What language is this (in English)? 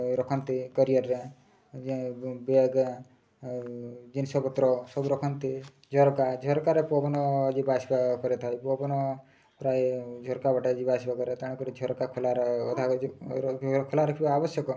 Odia